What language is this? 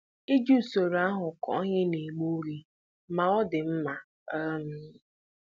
Igbo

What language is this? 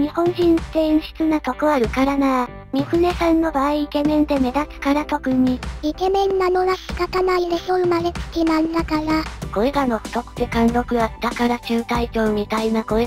Japanese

